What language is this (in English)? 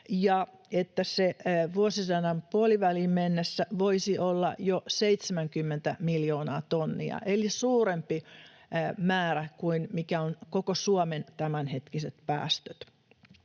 Finnish